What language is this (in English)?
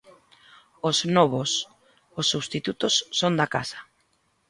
Galician